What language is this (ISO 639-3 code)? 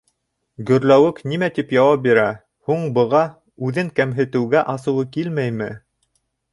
bak